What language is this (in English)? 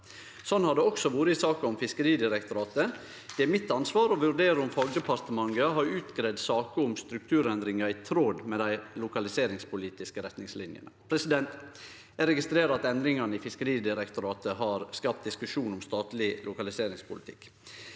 Norwegian